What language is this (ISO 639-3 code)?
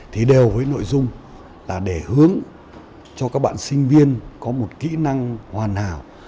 vie